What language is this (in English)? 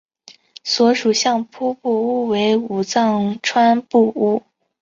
Chinese